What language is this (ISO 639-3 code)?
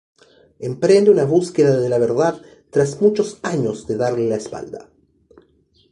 spa